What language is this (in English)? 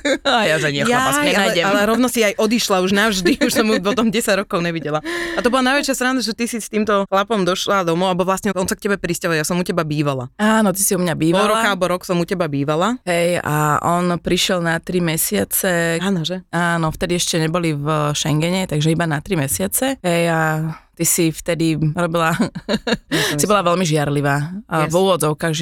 Slovak